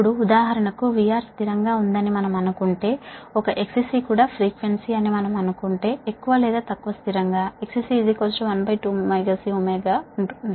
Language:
Telugu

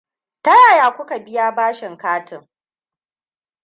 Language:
Hausa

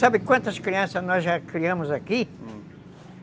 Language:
Portuguese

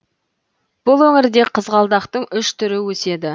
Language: Kazakh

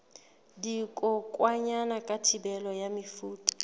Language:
Southern Sotho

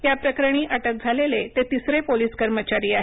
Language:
Marathi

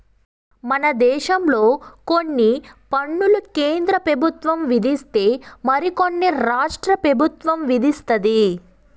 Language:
Telugu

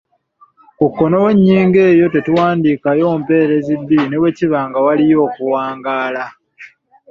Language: Ganda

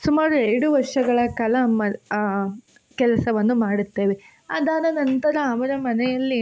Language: Kannada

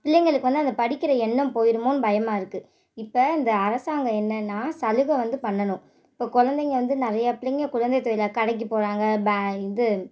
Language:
Tamil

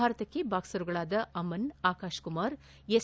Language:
Kannada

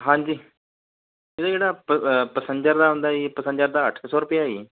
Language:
Punjabi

